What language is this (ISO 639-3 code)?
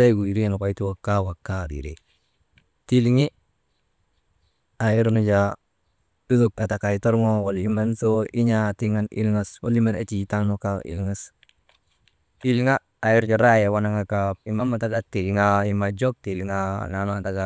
mde